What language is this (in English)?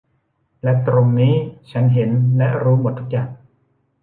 Thai